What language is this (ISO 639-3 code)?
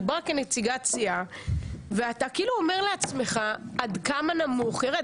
heb